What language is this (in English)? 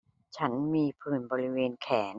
Thai